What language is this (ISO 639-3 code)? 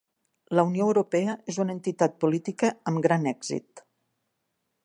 cat